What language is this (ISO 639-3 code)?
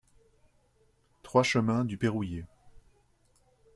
fra